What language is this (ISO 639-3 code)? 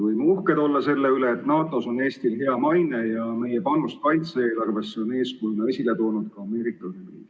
est